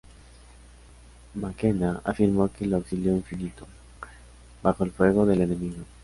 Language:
Spanish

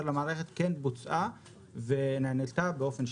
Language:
Hebrew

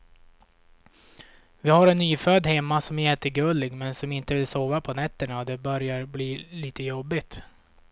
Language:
Swedish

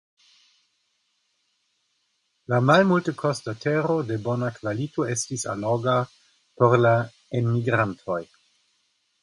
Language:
Esperanto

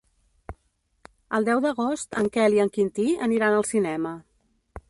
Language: Catalan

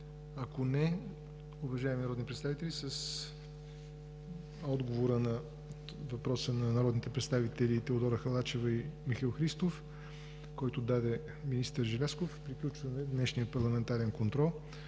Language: Bulgarian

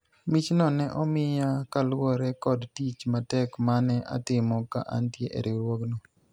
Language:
Luo (Kenya and Tanzania)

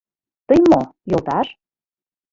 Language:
Mari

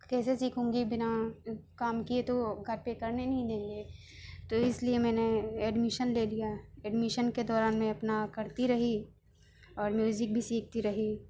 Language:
Urdu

